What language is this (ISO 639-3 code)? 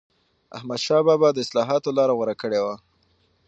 pus